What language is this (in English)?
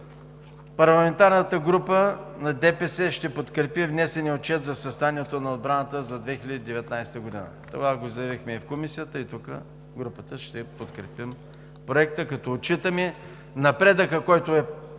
Bulgarian